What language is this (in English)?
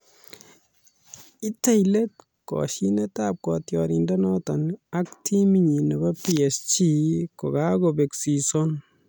Kalenjin